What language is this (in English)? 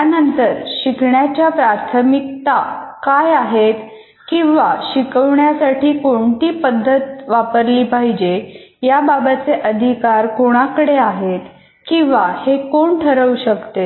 Marathi